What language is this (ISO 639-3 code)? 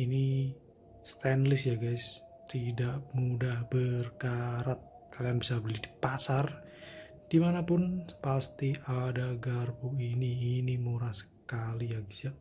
ind